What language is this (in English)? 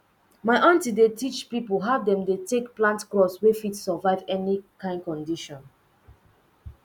Nigerian Pidgin